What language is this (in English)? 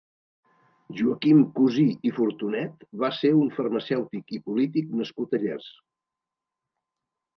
Catalan